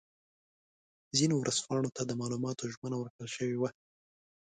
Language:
Pashto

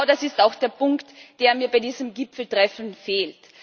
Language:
German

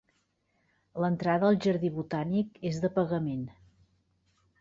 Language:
Catalan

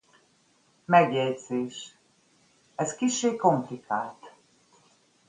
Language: Hungarian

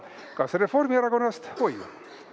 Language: Estonian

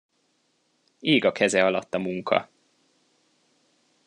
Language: Hungarian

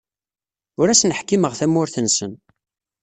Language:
Kabyle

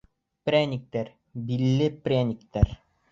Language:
Bashkir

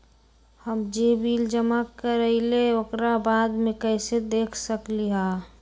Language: Magahi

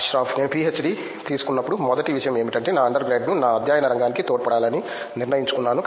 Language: Telugu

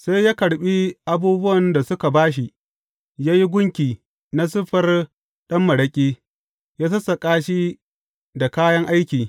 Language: Hausa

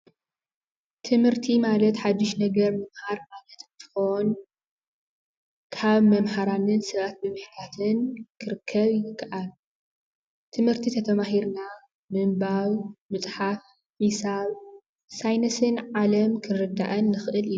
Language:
Tigrinya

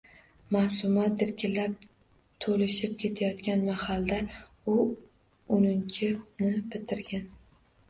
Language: Uzbek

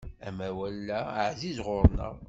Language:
Kabyle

